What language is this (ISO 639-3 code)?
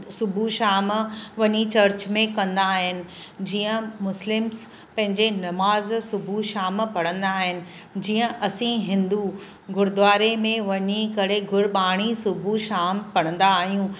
snd